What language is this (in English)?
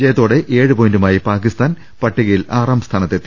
Malayalam